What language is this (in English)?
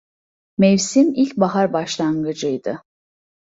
Turkish